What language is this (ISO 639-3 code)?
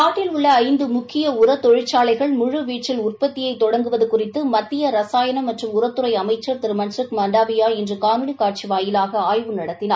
tam